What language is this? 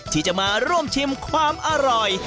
Thai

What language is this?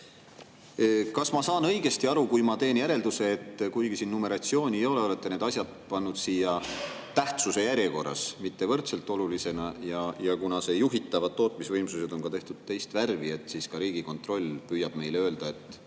Estonian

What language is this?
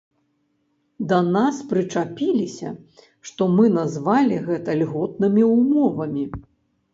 Belarusian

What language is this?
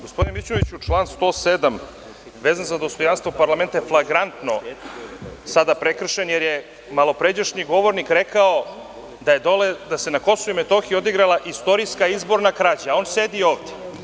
Serbian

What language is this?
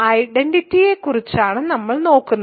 Malayalam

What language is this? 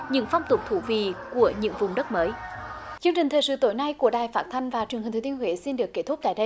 Vietnamese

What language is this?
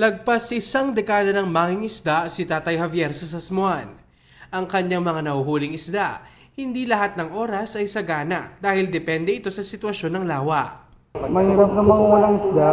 Filipino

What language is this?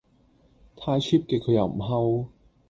Cantonese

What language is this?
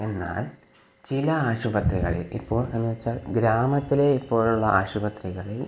Malayalam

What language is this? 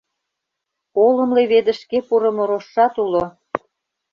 Mari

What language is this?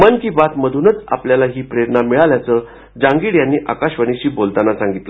Marathi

